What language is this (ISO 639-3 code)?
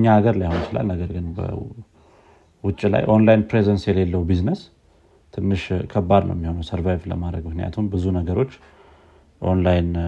amh